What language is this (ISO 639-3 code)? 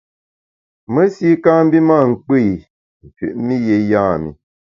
bax